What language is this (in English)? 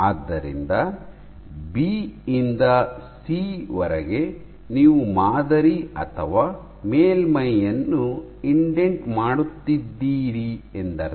Kannada